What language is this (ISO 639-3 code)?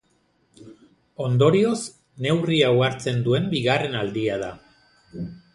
eus